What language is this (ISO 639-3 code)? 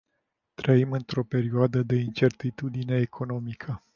ron